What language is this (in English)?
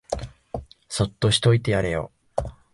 Japanese